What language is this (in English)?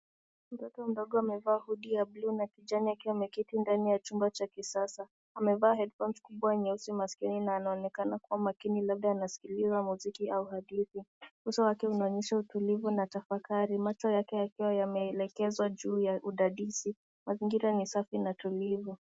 Swahili